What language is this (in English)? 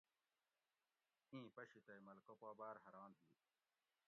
Gawri